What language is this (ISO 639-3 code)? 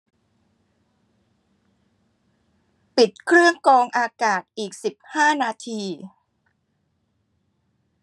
tha